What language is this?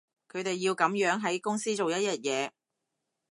Cantonese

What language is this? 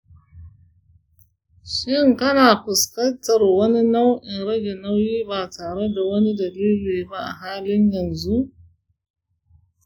Hausa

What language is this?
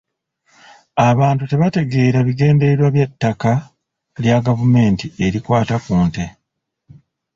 Ganda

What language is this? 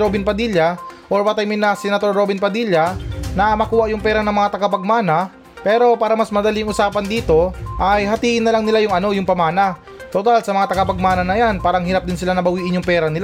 Filipino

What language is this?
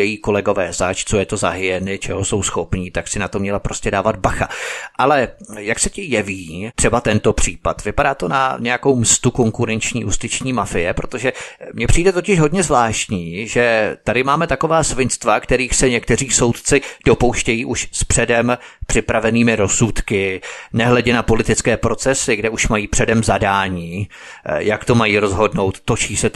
Czech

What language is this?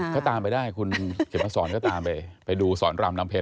Thai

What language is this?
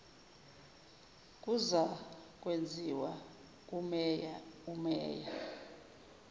Zulu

